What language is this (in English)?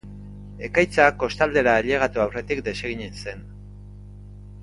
Basque